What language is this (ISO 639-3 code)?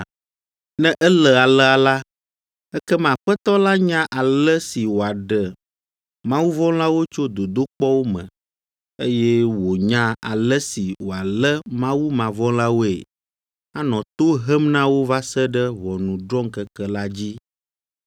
ewe